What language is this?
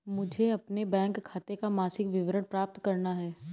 Hindi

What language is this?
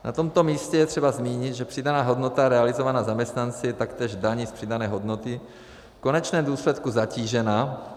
Czech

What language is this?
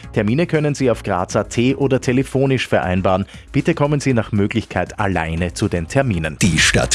German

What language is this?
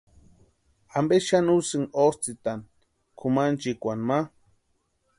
Western Highland Purepecha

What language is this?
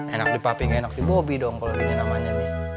Indonesian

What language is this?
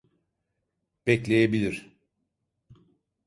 Turkish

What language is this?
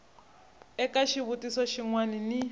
Tsonga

